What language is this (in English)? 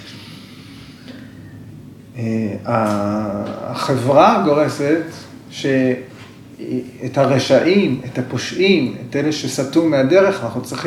Hebrew